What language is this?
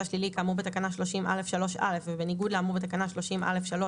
Hebrew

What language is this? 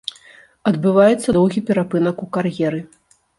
Belarusian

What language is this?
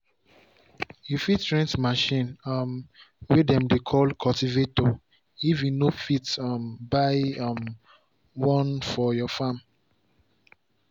Nigerian Pidgin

